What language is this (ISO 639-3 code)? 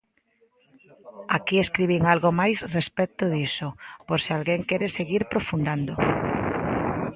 glg